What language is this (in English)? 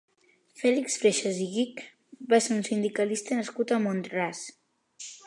Catalan